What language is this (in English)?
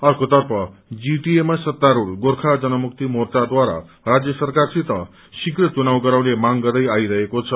Nepali